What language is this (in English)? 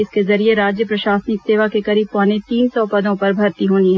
Hindi